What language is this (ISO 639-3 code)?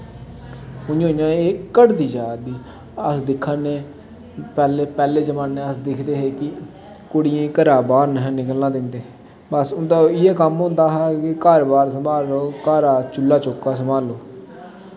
doi